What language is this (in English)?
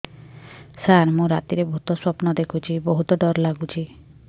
Odia